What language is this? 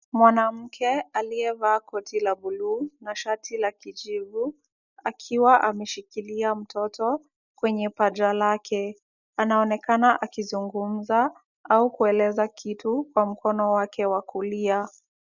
Swahili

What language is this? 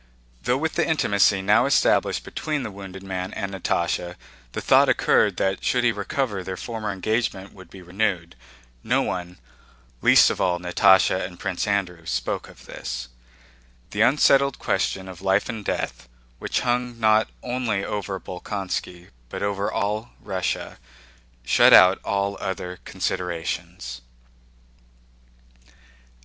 English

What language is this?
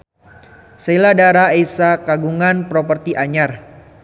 Sundanese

